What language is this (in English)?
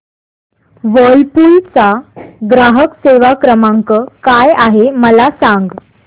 Marathi